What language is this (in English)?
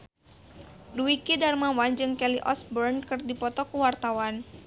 Sundanese